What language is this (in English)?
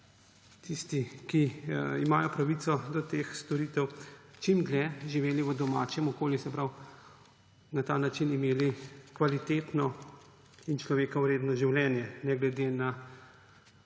Slovenian